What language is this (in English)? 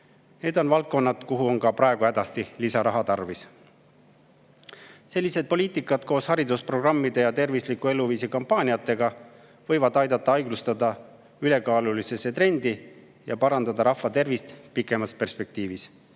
Estonian